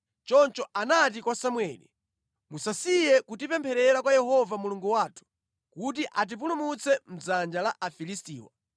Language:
Nyanja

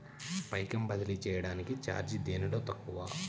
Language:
Telugu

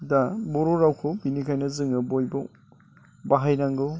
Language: Bodo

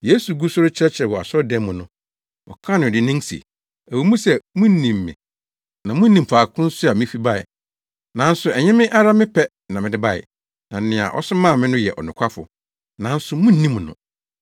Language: Akan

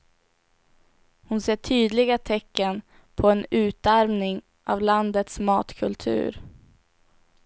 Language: Swedish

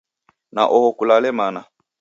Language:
Taita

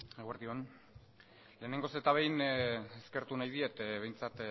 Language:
Basque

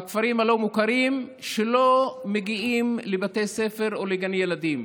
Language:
Hebrew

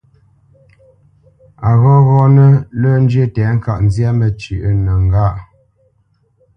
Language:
Bamenyam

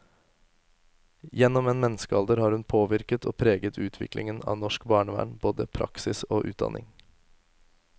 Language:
Norwegian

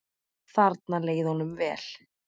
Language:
Icelandic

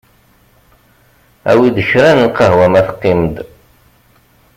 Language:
Kabyle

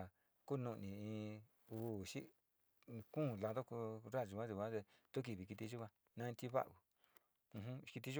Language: Sinicahua Mixtec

